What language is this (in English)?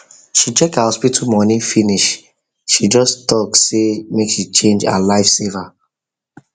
Nigerian Pidgin